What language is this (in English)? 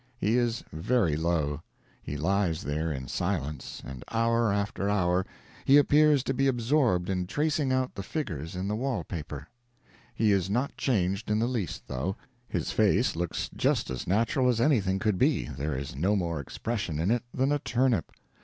English